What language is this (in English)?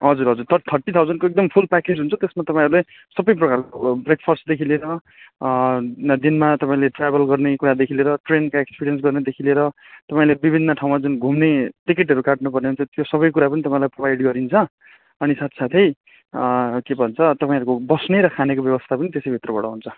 Nepali